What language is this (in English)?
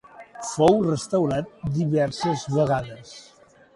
Catalan